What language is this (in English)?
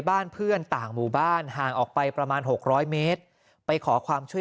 Thai